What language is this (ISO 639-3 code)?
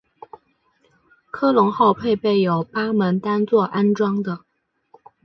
zho